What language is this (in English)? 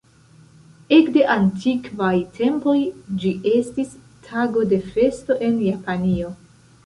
Esperanto